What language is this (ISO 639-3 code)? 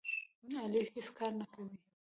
pus